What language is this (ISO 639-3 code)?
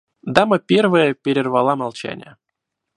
rus